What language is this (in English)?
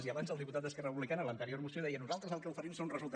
Catalan